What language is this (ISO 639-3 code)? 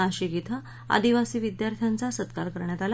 mar